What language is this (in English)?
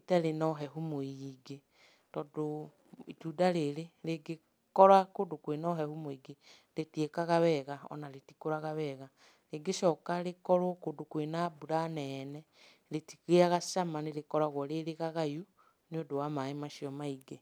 Kikuyu